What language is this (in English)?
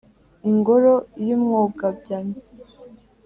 Kinyarwanda